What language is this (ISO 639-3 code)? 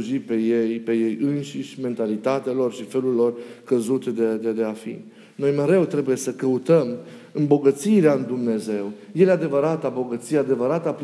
ron